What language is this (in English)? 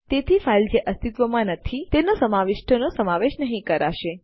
Gujarati